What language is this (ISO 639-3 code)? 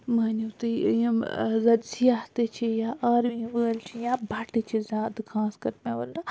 kas